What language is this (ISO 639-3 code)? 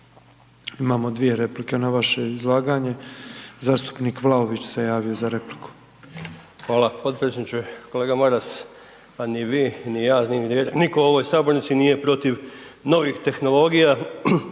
hrv